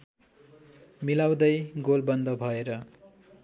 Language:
Nepali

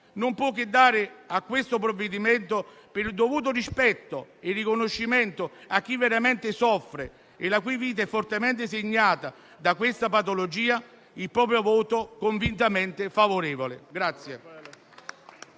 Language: Italian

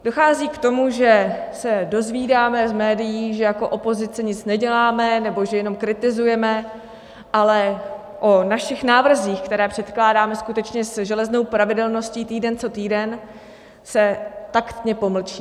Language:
Czech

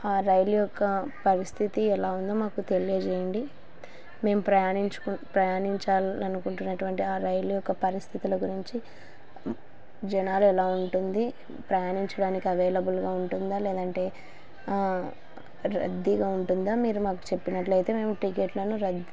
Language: Telugu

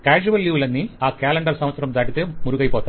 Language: Telugu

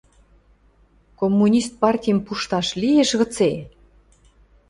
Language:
Western Mari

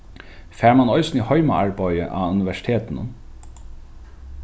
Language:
Faroese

